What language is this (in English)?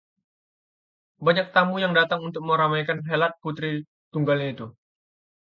Indonesian